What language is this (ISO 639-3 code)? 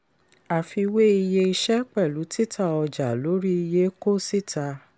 yor